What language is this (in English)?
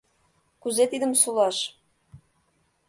Mari